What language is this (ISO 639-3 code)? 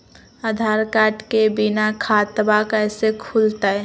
mag